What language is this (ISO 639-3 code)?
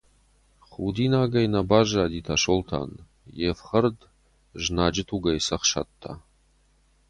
oss